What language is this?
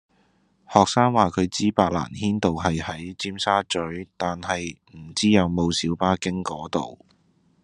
Cantonese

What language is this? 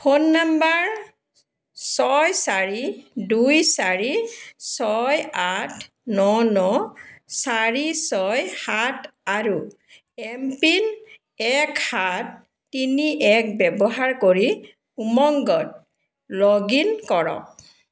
Assamese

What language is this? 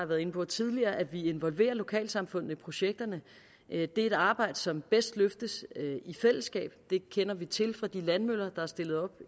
Danish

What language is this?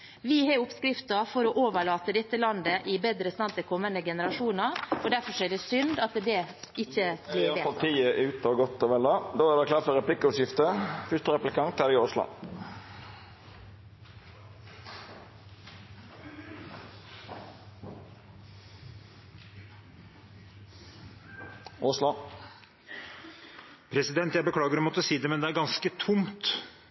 Norwegian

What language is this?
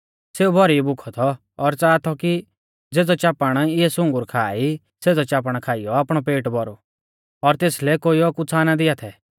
Mahasu Pahari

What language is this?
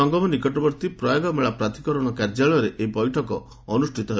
Odia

